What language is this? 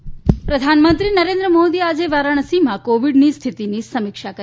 Gujarati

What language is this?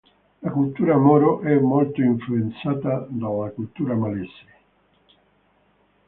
Italian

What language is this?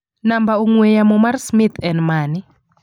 Luo (Kenya and Tanzania)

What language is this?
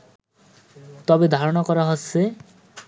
Bangla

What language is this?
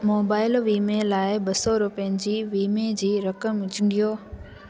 Sindhi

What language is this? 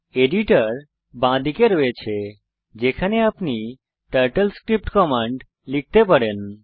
Bangla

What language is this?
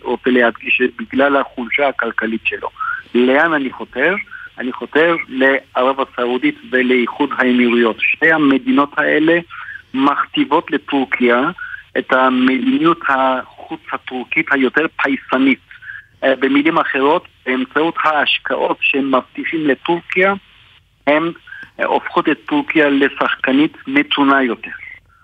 Hebrew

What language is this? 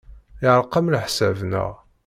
Kabyle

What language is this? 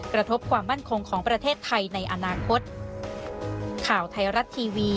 Thai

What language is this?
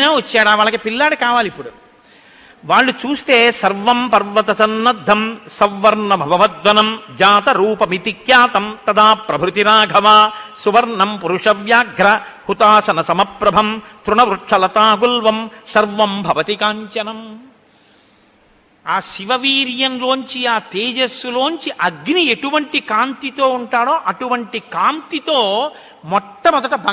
Telugu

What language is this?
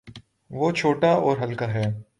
Urdu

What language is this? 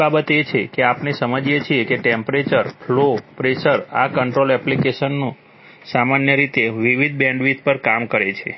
Gujarati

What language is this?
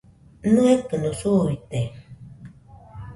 Nüpode Huitoto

